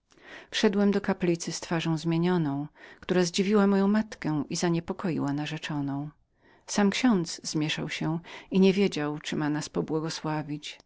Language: Polish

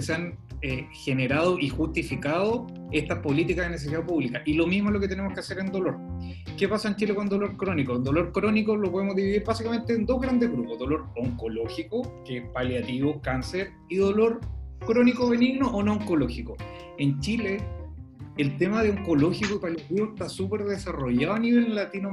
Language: Spanish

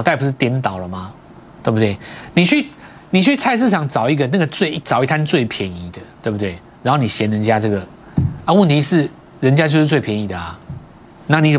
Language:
Chinese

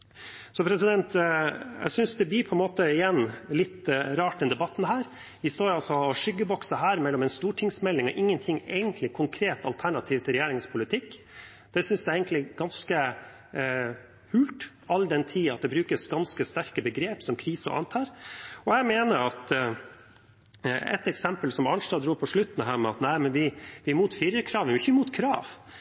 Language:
Norwegian Bokmål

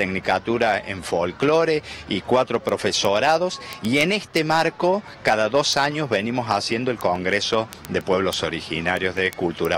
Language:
Spanish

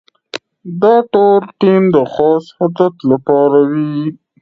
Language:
Pashto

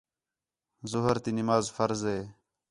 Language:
Khetrani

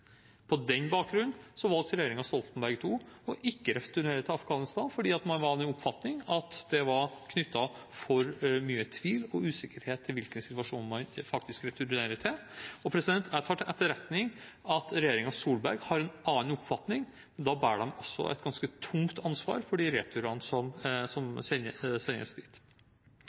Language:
Norwegian Bokmål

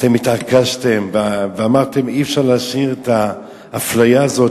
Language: Hebrew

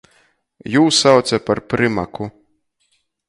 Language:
Latgalian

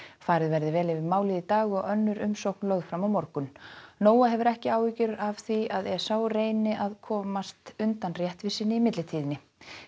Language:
Icelandic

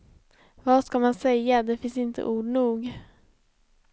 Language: Swedish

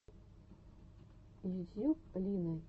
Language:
Russian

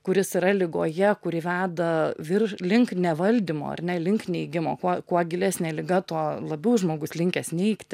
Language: Lithuanian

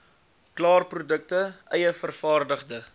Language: Afrikaans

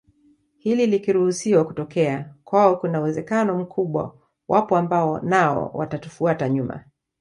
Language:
Swahili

